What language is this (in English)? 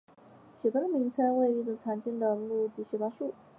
Chinese